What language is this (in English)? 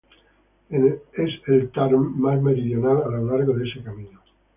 Spanish